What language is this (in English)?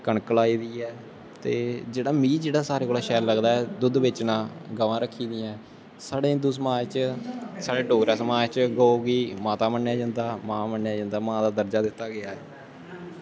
Dogri